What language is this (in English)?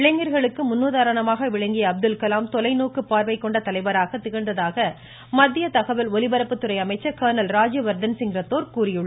Tamil